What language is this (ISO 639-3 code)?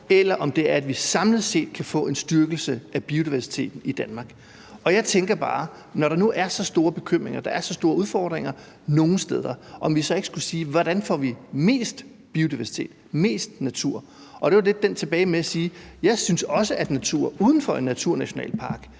dan